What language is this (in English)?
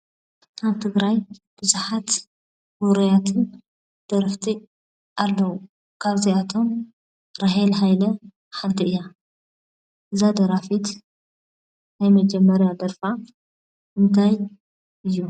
Tigrinya